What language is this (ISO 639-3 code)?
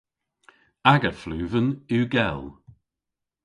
cor